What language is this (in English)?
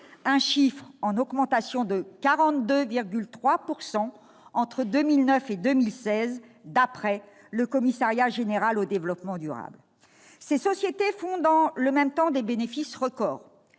French